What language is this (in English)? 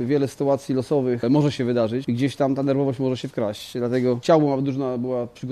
Polish